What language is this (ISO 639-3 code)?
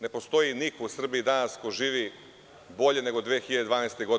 srp